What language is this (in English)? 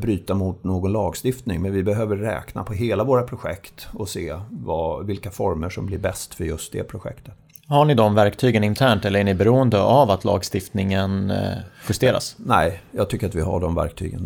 Swedish